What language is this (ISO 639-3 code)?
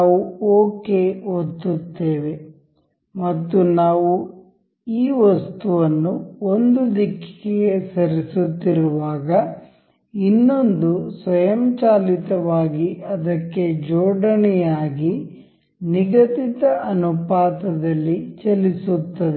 kan